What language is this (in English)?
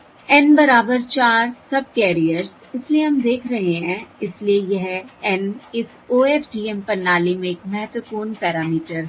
Hindi